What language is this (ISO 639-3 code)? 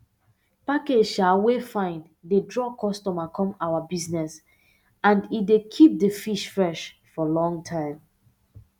pcm